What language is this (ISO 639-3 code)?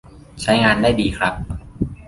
tha